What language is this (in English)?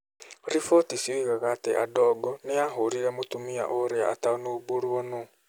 Kikuyu